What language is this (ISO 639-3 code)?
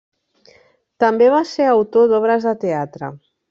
cat